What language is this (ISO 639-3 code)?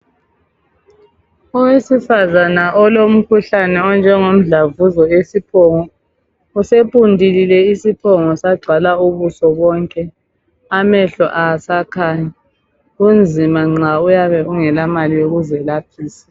nde